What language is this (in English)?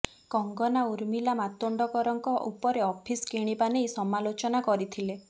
Odia